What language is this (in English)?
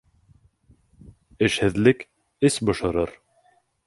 Bashkir